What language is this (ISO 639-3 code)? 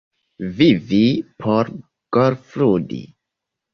epo